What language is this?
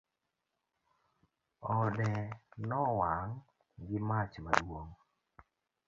Luo (Kenya and Tanzania)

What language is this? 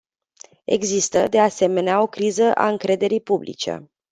Romanian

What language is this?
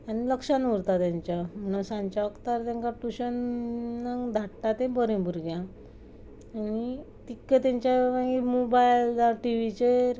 Konkani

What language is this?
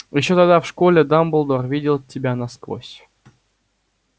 Russian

